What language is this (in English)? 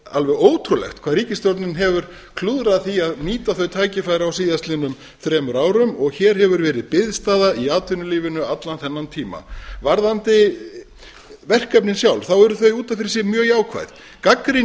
Icelandic